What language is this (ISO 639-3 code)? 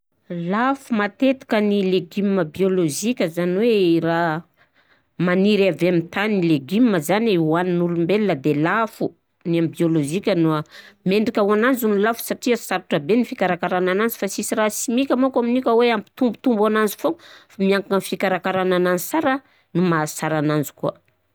bzc